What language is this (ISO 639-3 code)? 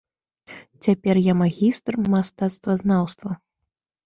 bel